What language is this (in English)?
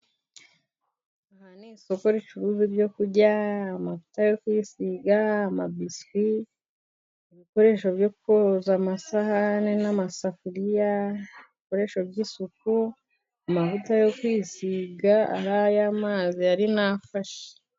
Kinyarwanda